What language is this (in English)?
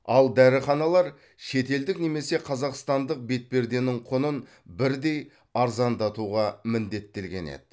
Kazakh